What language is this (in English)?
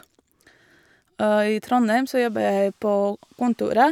Norwegian